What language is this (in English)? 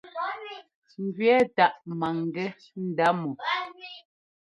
Ngomba